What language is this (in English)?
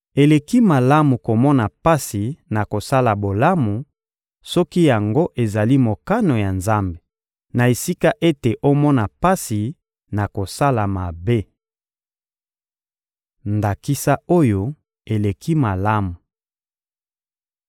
Lingala